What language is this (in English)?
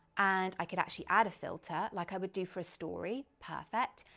English